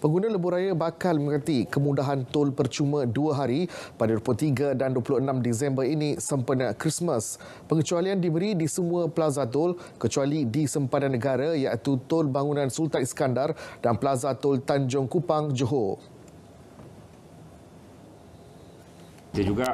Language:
Malay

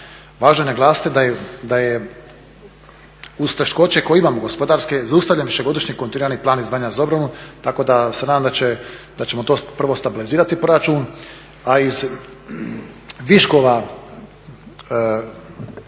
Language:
Croatian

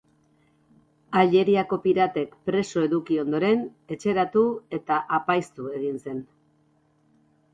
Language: Basque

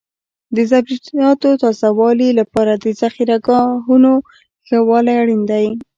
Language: Pashto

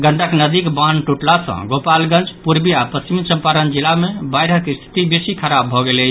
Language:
Maithili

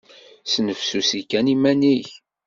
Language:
Kabyle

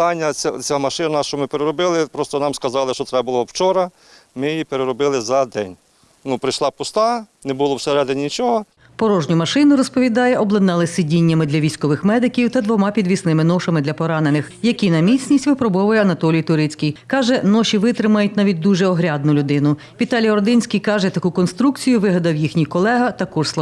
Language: Ukrainian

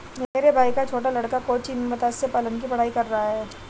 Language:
Hindi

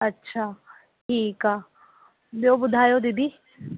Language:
Sindhi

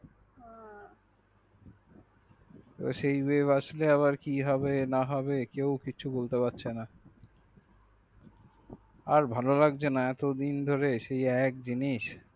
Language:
Bangla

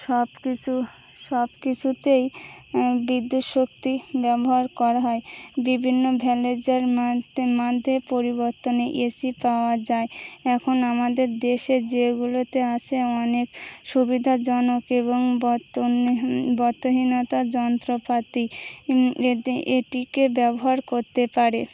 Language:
Bangla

